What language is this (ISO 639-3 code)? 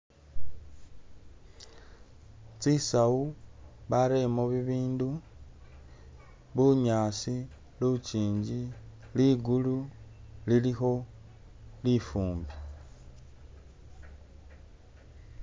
myx